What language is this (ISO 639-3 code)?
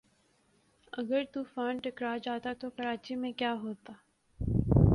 urd